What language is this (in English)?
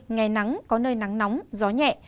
Vietnamese